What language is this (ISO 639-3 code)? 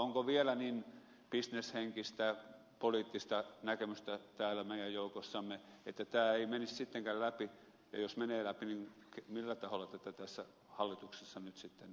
fin